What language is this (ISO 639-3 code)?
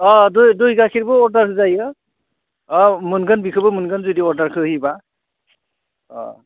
brx